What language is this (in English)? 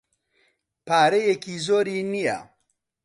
Central Kurdish